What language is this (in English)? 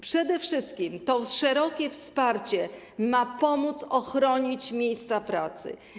Polish